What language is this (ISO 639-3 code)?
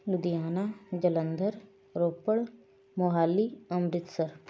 pan